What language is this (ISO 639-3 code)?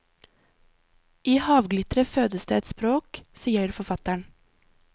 nor